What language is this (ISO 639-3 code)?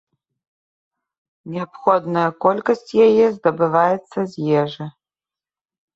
bel